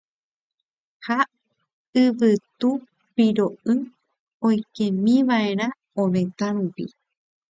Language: Guarani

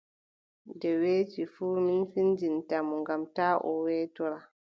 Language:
Adamawa Fulfulde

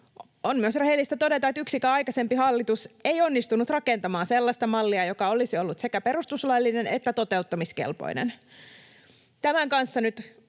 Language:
Finnish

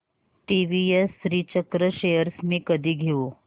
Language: Marathi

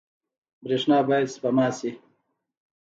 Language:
Pashto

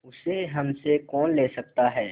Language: Hindi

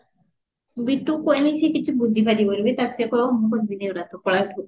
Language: Odia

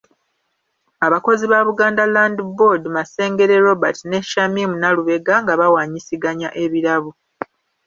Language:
Ganda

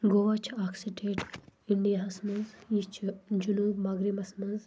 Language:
Kashmiri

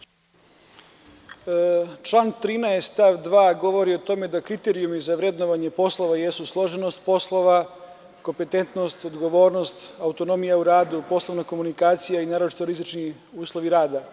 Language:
Serbian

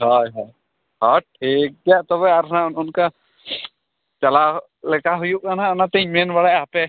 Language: Santali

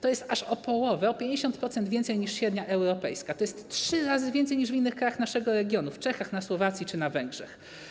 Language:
Polish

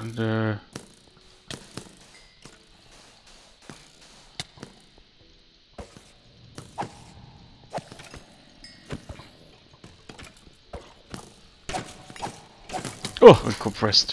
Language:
German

